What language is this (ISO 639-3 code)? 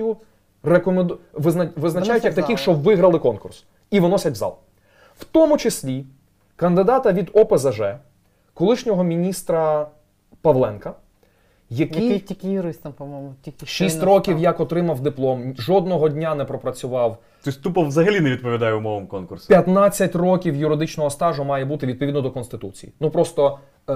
ukr